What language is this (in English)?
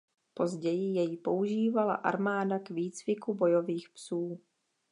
Czech